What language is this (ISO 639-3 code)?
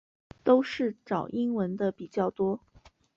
zho